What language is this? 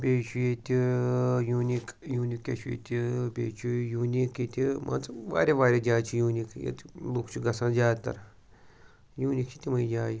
Kashmiri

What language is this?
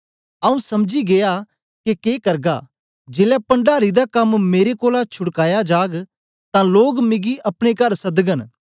Dogri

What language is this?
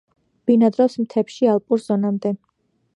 Georgian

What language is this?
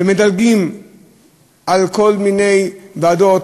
Hebrew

